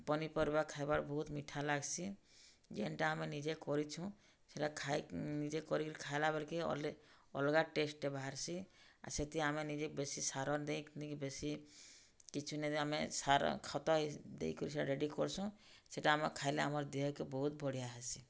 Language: Odia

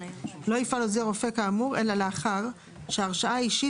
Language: Hebrew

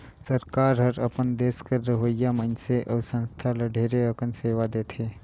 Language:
Chhattisgarhi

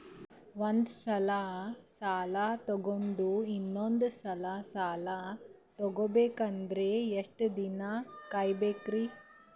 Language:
Kannada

